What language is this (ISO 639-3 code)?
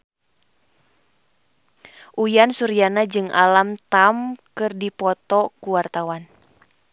sun